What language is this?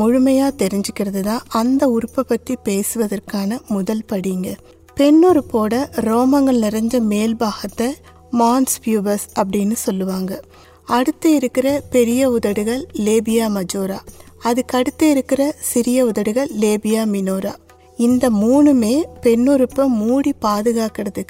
Tamil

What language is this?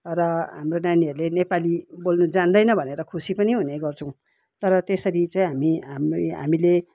Nepali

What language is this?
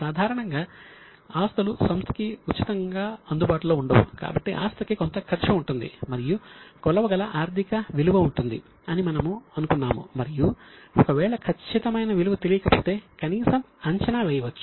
Telugu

